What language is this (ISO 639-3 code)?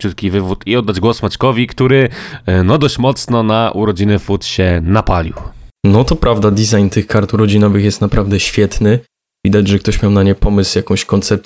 pol